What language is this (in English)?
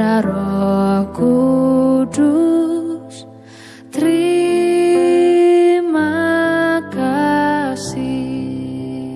Indonesian